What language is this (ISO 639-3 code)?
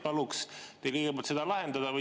est